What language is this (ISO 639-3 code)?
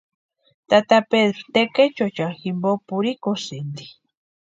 pua